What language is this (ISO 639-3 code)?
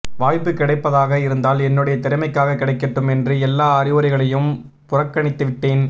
tam